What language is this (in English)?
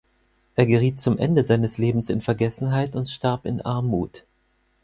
German